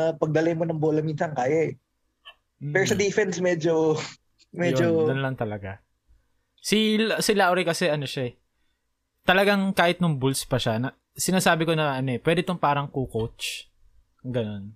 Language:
Filipino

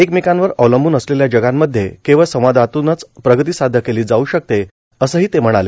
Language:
Marathi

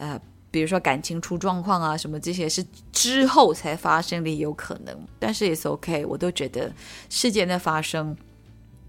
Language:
Chinese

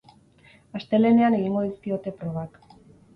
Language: Basque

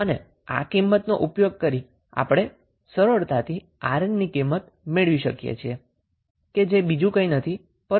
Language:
Gujarati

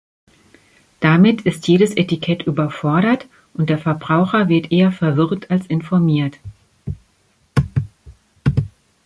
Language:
German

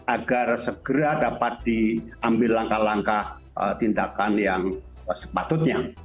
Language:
Indonesian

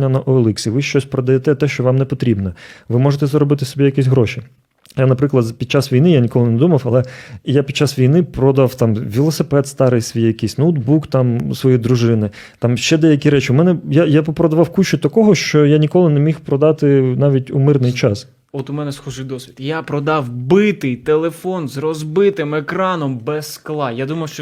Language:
Ukrainian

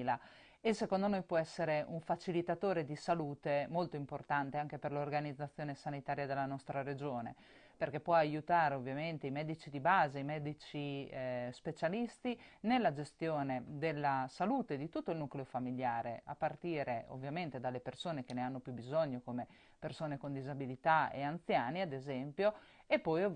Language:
Italian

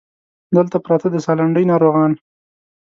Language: Pashto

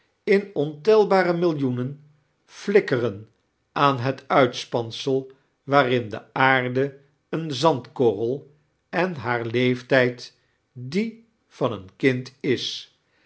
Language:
Dutch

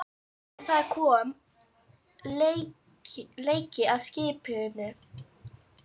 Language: Icelandic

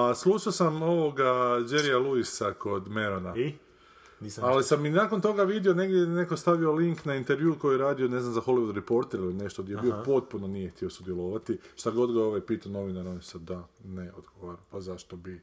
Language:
Croatian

